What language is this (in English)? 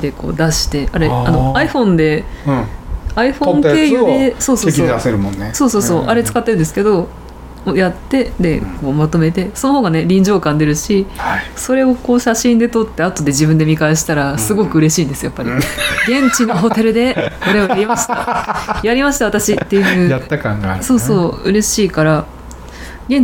Japanese